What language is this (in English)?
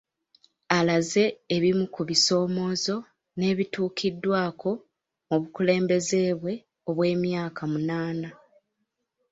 Ganda